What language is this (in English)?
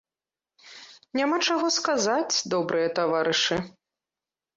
Belarusian